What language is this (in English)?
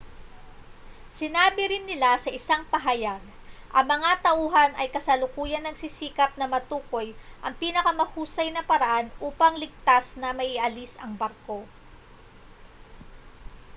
Filipino